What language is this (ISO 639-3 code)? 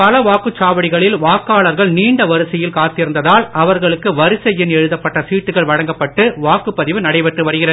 tam